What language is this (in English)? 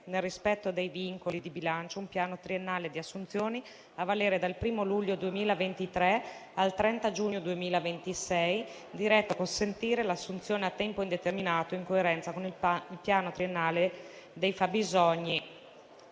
Italian